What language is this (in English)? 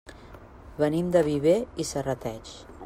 Catalan